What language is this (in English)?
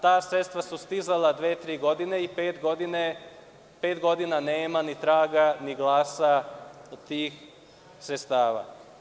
Serbian